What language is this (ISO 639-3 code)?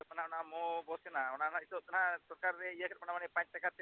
sat